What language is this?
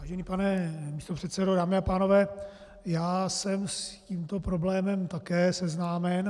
Czech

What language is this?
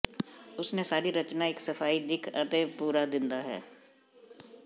Punjabi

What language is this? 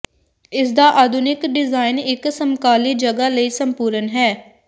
Punjabi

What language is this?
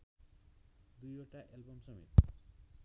Nepali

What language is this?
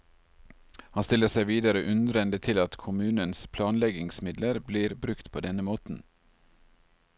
Norwegian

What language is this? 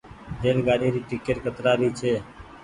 Goaria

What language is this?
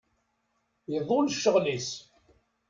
Kabyle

